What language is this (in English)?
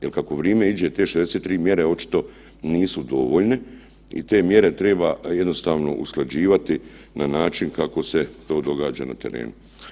Croatian